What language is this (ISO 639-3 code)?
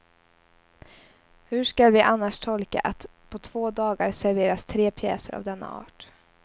swe